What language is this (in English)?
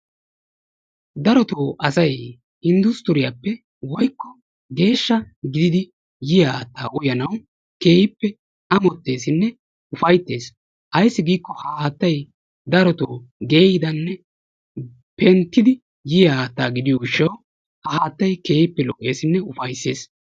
Wolaytta